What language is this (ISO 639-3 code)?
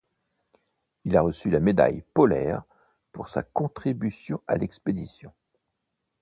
fra